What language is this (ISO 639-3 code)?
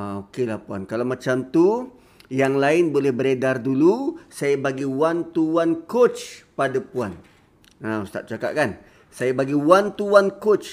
msa